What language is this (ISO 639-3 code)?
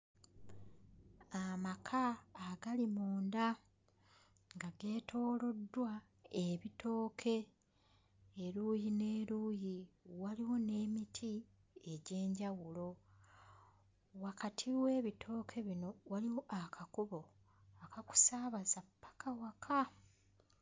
lug